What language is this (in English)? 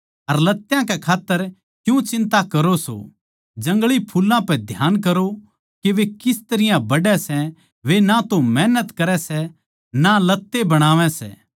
Haryanvi